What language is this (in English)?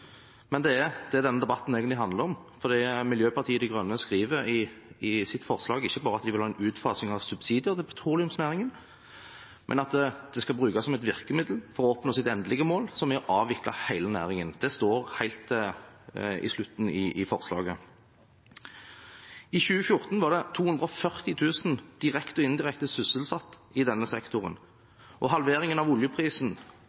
Norwegian Bokmål